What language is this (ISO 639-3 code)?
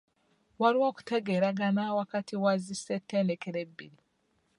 lug